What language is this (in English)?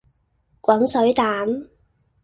Cantonese